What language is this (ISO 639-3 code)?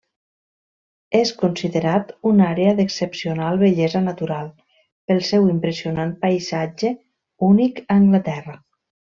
cat